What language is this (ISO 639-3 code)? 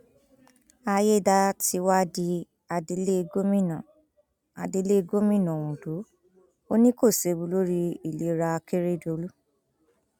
yor